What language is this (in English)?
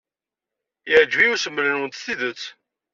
Kabyle